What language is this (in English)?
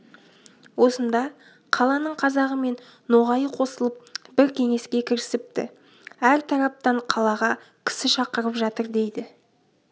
Kazakh